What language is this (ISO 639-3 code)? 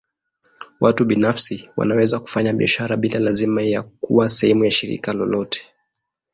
swa